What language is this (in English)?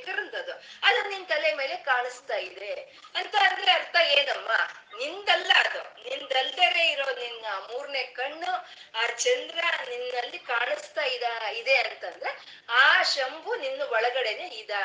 Kannada